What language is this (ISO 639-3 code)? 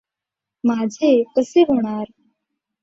mar